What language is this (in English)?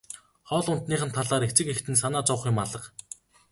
Mongolian